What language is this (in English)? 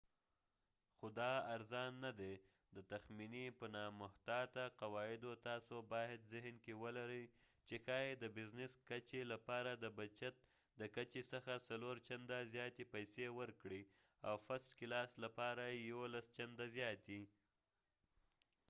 Pashto